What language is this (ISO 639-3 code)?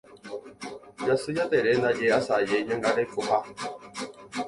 grn